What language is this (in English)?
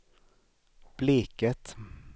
Swedish